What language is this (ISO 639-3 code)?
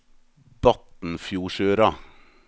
nor